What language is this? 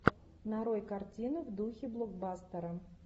Russian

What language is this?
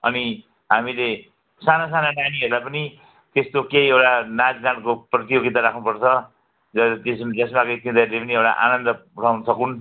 Nepali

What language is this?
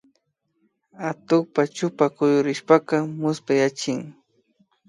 Imbabura Highland Quichua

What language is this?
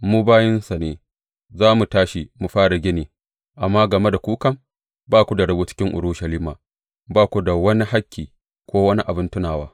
Hausa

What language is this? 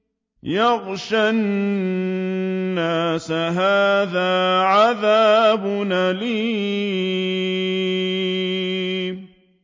Arabic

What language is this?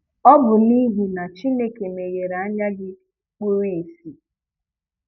Igbo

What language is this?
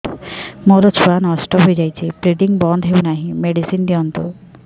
Odia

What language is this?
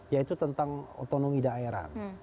Indonesian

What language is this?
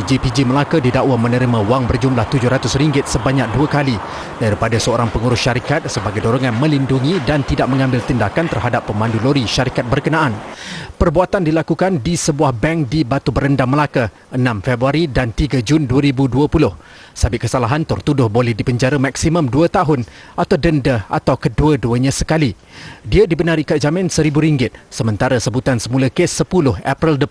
Malay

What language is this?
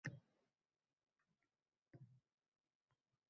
Uzbek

